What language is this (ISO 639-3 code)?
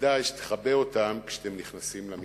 heb